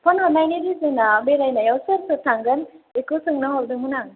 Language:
Bodo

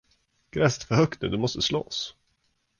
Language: Swedish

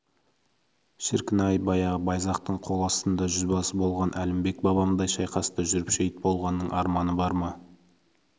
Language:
Kazakh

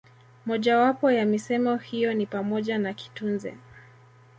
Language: Swahili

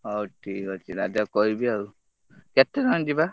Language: Odia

